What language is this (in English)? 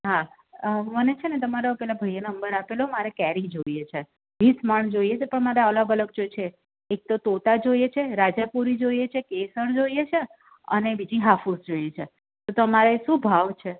Gujarati